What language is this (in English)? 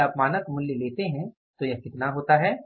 Hindi